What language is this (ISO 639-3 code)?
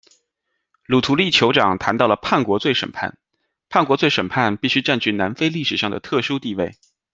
zho